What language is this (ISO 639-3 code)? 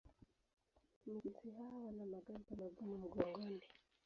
swa